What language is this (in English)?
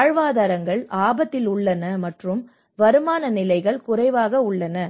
Tamil